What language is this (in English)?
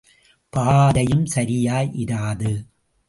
Tamil